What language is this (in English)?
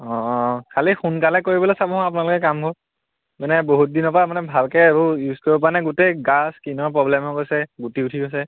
Assamese